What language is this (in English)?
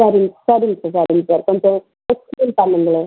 Tamil